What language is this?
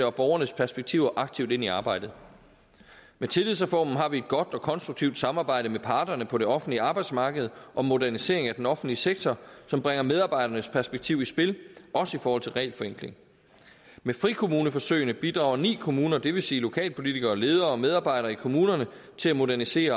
Danish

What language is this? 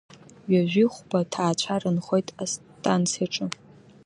Abkhazian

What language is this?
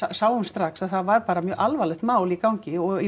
Icelandic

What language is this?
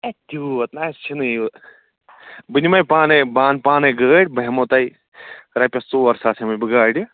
Kashmiri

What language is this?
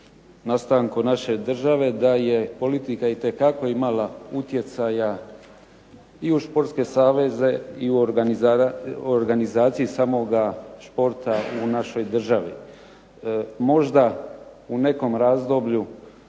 Croatian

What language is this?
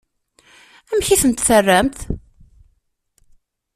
Kabyle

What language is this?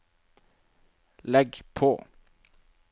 Norwegian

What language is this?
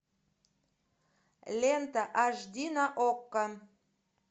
Russian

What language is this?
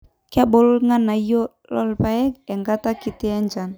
Masai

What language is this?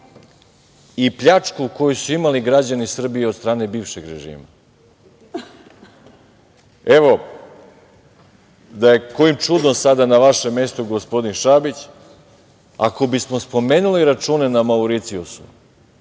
Serbian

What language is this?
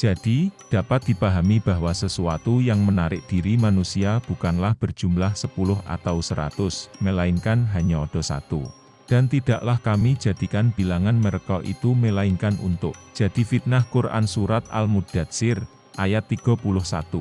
Indonesian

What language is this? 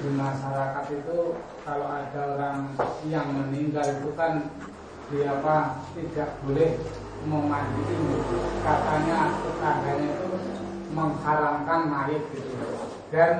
Indonesian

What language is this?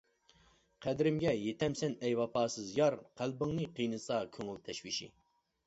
Uyghur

